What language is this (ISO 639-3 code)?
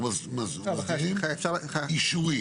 heb